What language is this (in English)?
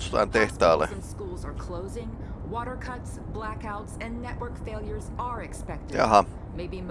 English